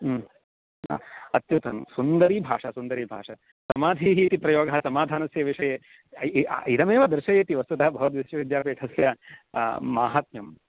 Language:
Sanskrit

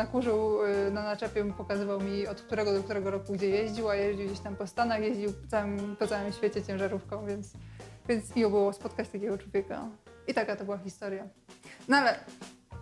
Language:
Polish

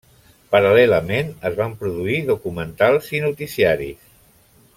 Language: Catalan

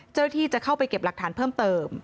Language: Thai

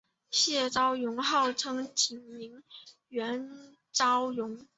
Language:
Chinese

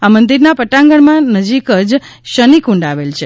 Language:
Gujarati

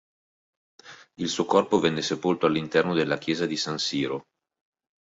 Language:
Italian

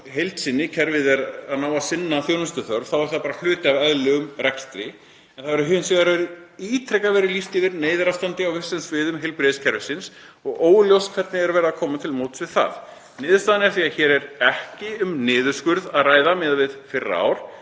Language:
Icelandic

